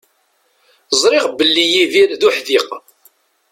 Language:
Kabyle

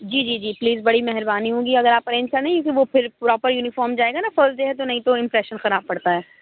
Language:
Urdu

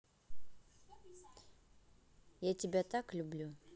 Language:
Russian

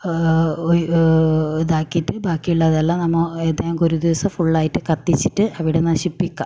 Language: Malayalam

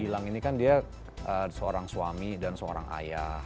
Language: Indonesian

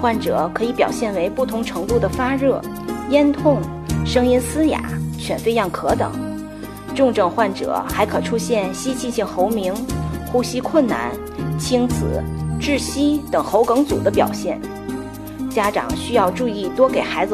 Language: Chinese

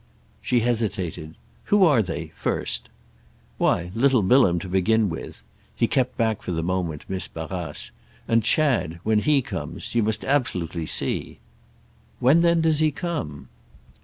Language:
English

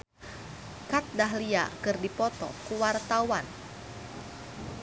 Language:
Sundanese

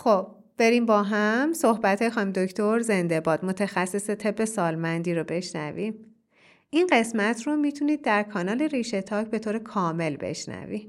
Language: Persian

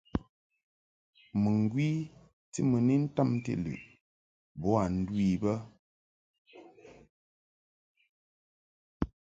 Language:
Mungaka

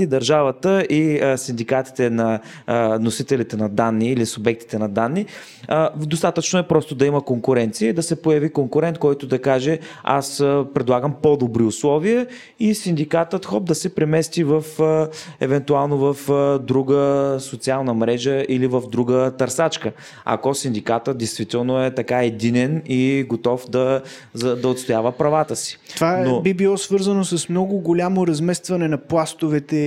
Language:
Bulgarian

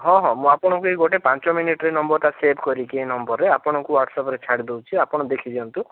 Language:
Odia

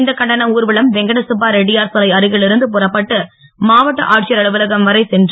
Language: Tamil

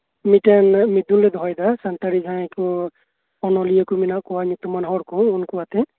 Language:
Santali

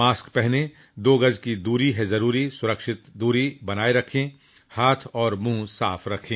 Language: Hindi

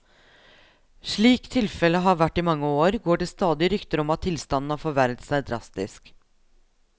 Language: Norwegian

